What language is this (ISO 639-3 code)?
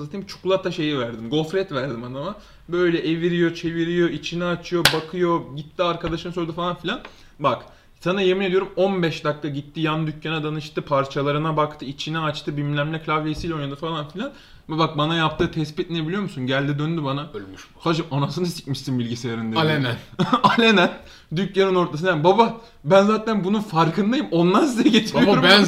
tur